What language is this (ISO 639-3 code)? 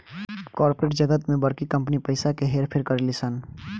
bho